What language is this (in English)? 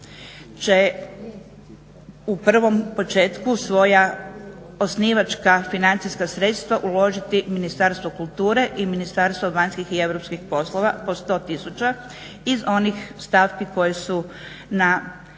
Croatian